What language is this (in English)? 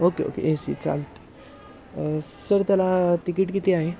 Marathi